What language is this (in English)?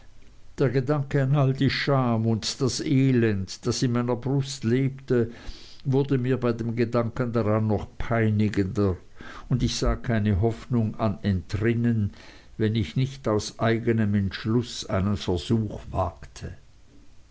German